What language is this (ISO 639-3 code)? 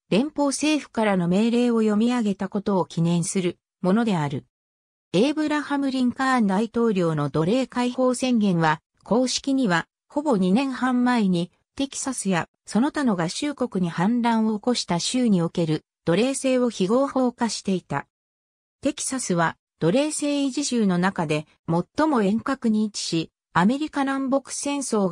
jpn